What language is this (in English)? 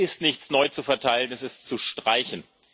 German